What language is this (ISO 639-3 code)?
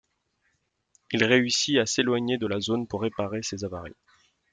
fra